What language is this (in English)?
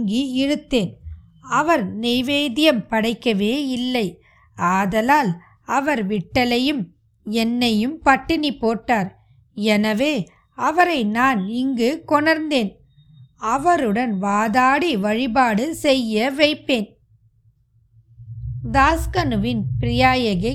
Tamil